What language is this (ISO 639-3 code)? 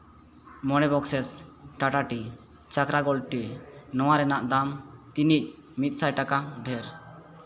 sat